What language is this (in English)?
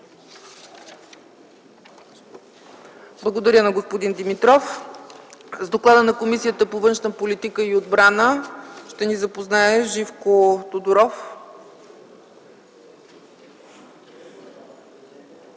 Bulgarian